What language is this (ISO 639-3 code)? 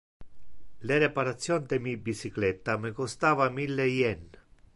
ina